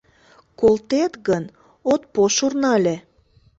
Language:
Mari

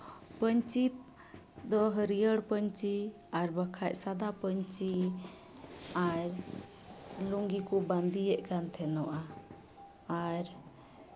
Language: Santali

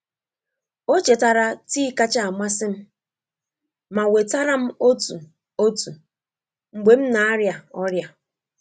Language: Igbo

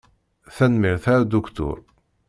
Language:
Kabyle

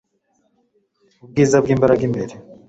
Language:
Kinyarwanda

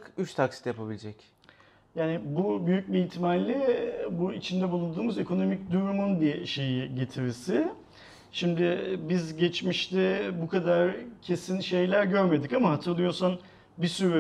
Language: Turkish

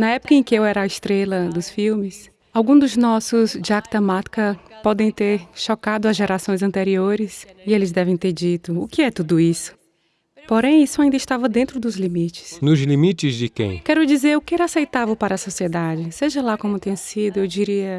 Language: Portuguese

